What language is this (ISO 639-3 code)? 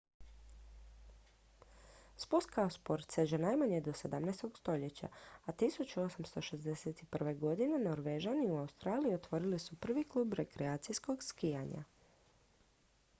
hrv